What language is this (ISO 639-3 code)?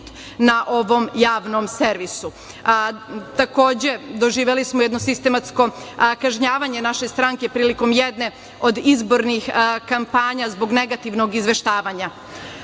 srp